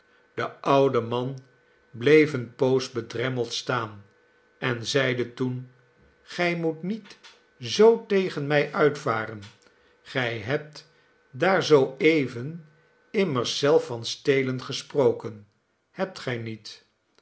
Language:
Dutch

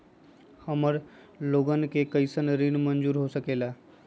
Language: Magahi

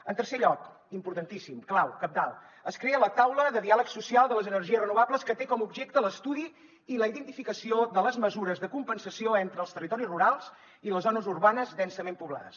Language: Catalan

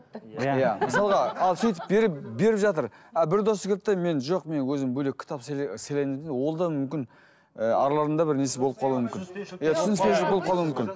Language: Kazakh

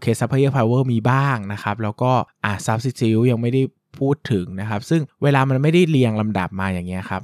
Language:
Thai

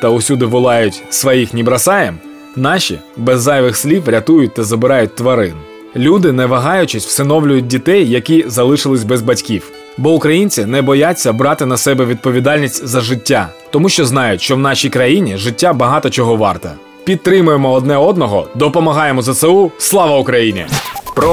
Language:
Ukrainian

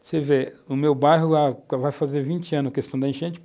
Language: Portuguese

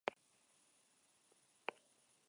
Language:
Basque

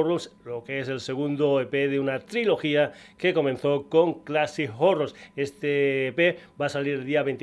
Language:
Spanish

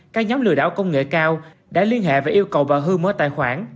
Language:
Vietnamese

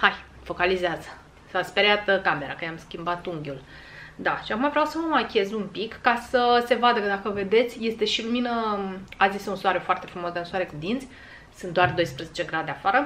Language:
Romanian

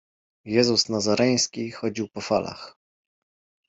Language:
Polish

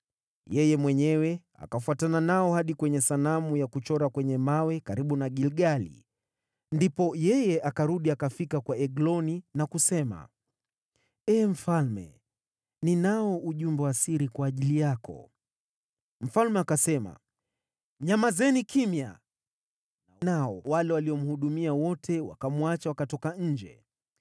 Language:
Swahili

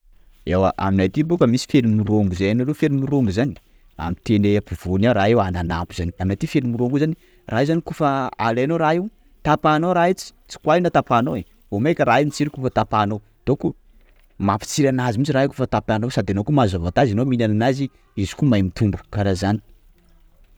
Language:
Sakalava Malagasy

